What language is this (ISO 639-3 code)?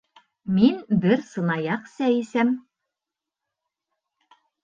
bak